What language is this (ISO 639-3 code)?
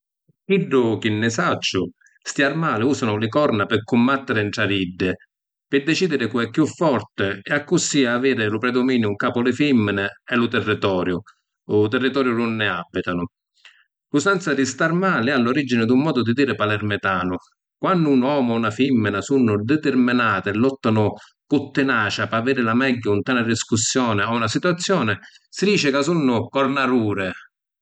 scn